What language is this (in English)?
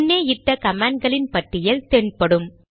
Tamil